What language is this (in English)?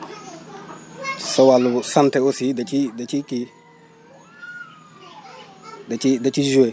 Wolof